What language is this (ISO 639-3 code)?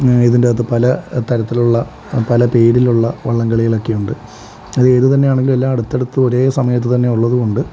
mal